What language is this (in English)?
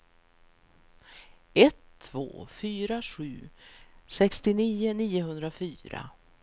Swedish